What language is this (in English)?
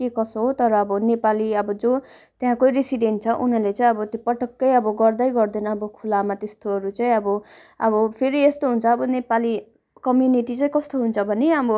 Nepali